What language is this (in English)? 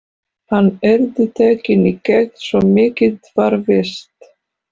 Icelandic